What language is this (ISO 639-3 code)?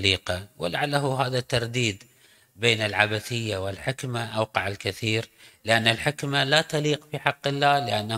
ara